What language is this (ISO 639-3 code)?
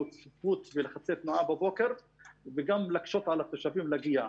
heb